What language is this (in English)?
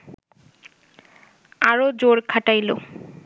Bangla